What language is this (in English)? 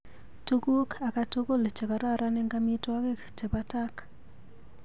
Kalenjin